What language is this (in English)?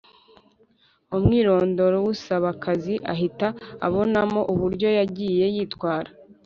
Kinyarwanda